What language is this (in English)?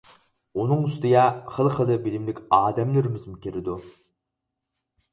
Uyghur